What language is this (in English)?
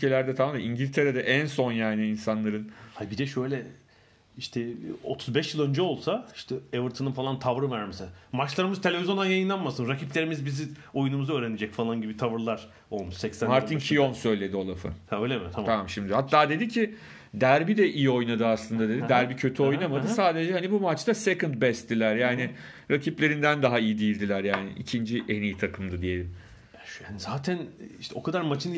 Turkish